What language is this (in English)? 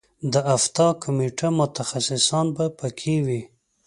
Pashto